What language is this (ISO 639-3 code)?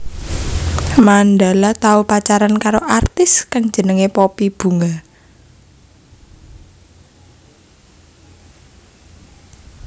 jav